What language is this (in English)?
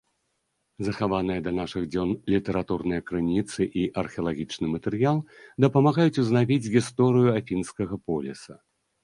Belarusian